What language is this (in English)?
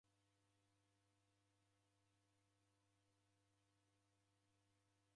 Taita